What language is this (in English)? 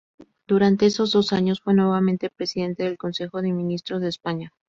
Spanish